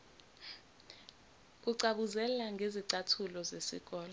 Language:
Zulu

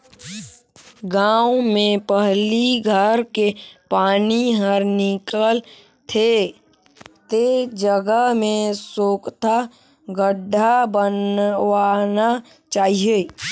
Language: Chhattisgarhi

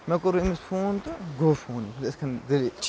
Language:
Kashmiri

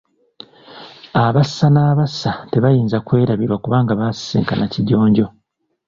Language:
Ganda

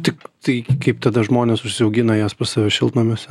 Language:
Lithuanian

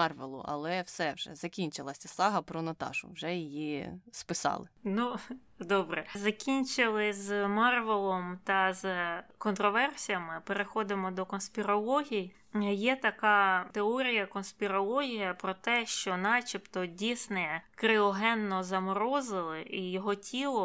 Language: Ukrainian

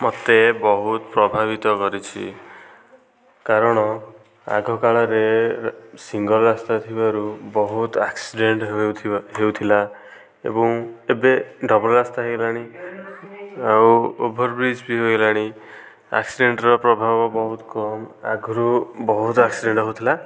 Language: Odia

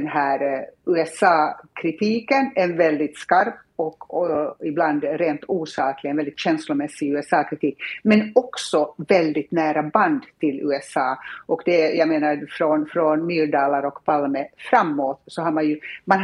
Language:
Swedish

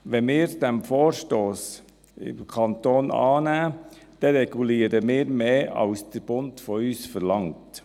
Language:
Swiss German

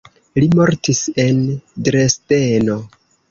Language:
Esperanto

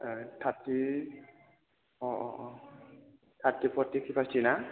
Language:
Bodo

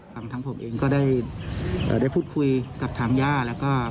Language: Thai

